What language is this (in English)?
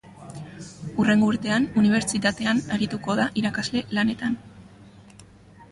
Basque